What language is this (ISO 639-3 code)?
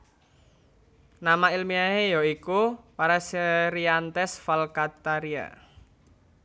jav